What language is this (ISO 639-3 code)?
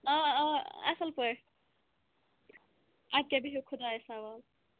kas